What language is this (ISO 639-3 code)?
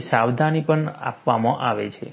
guj